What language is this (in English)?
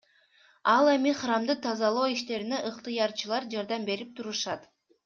Kyrgyz